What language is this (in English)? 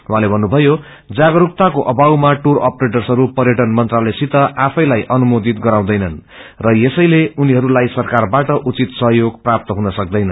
Nepali